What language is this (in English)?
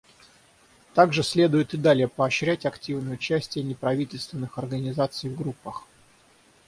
Russian